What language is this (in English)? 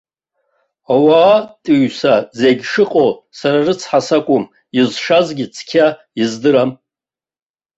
Abkhazian